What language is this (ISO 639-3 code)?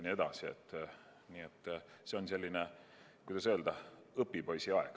est